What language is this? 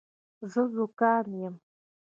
Pashto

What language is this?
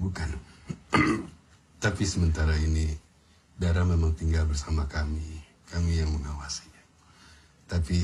Indonesian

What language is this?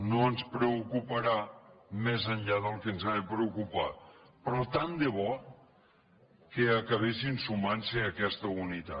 Catalan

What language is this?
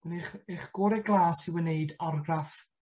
Welsh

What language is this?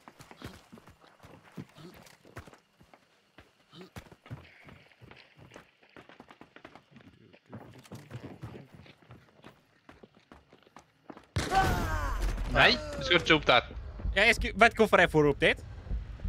Swedish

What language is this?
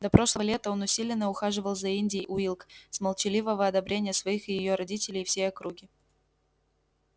Russian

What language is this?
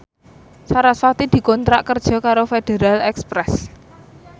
Javanese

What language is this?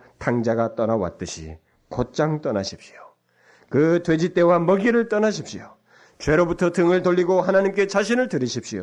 Korean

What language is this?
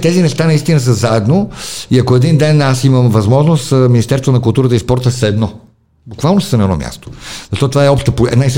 Bulgarian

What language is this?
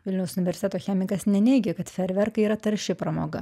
Lithuanian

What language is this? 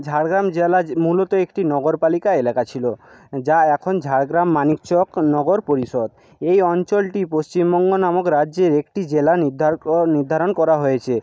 Bangla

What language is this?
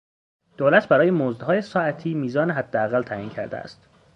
Persian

